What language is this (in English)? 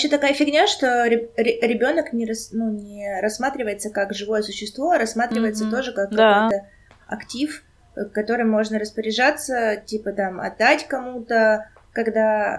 Russian